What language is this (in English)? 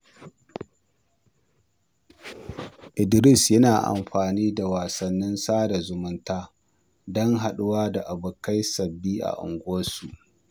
Hausa